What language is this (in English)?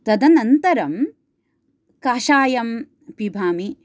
Sanskrit